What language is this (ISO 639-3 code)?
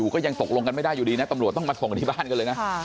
tha